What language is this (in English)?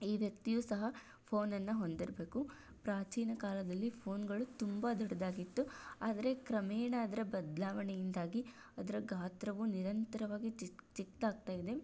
Kannada